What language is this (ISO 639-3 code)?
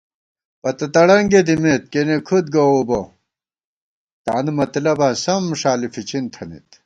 gwt